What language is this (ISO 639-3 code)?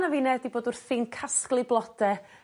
cym